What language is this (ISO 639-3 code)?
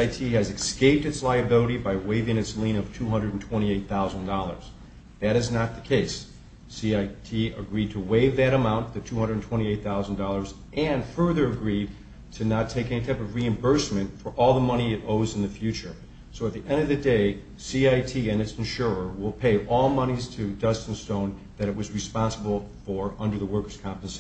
eng